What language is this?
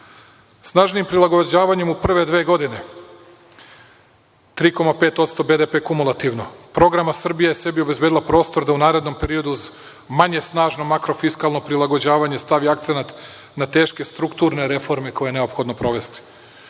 Serbian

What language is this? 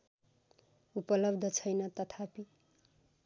Nepali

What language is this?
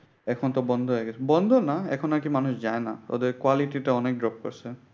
Bangla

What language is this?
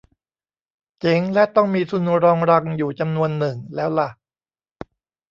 Thai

